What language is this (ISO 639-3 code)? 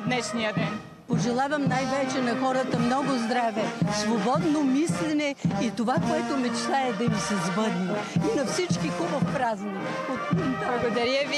bul